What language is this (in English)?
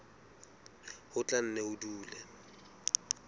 Southern Sotho